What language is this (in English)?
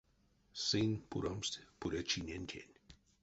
Erzya